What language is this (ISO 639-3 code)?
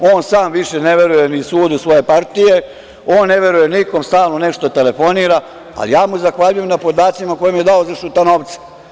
srp